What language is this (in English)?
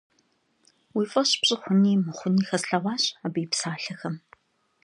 Kabardian